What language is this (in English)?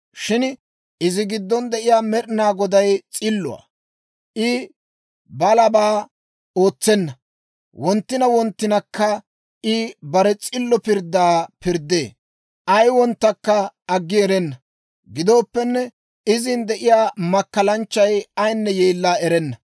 Dawro